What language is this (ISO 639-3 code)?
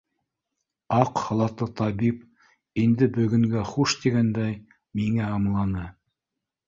bak